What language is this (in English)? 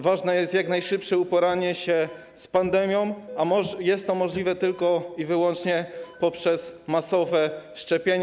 Polish